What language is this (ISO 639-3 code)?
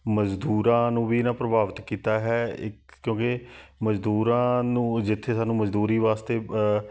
pan